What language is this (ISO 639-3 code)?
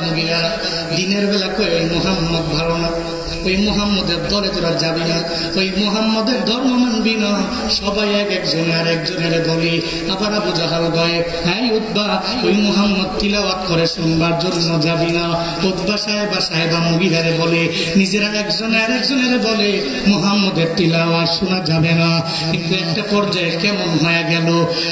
ben